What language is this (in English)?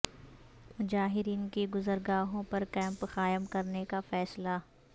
Urdu